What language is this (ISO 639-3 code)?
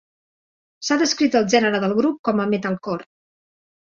cat